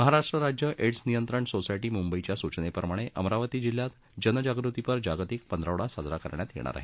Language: Marathi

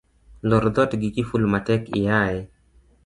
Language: Luo (Kenya and Tanzania)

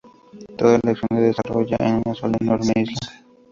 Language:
Spanish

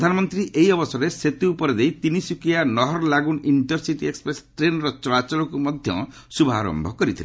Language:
Odia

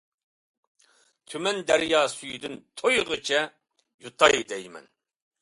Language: Uyghur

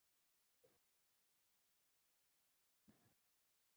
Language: Uzbek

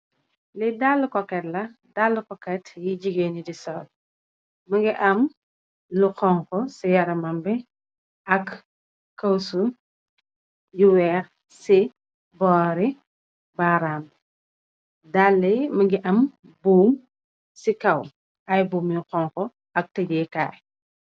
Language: Wolof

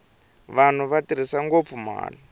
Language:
Tsonga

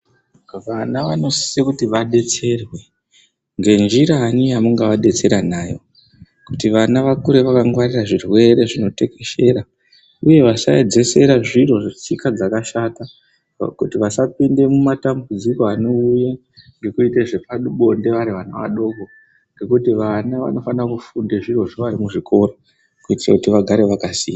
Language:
Ndau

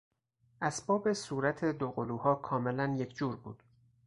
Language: Persian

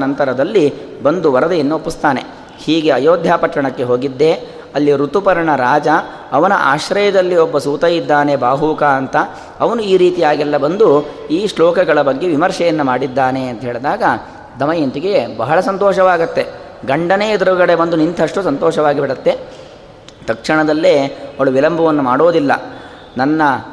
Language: Kannada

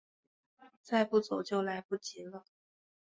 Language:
Chinese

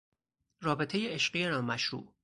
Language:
Persian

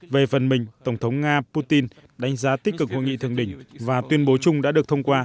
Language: Vietnamese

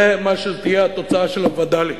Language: Hebrew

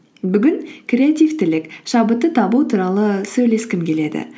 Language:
Kazakh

